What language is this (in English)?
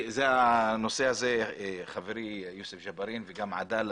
Hebrew